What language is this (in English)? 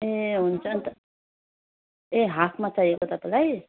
Nepali